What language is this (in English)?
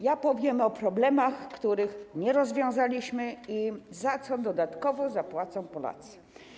Polish